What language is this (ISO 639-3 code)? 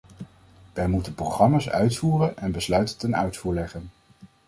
nld